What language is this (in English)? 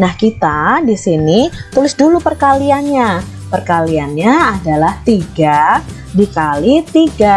Indonesian